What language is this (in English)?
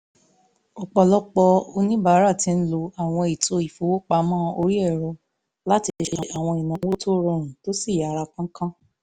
Yoruba